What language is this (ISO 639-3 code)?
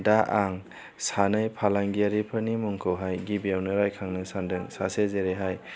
brx